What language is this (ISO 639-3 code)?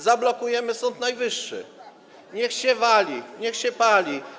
pol